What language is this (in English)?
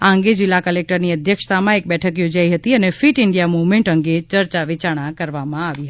Gujarati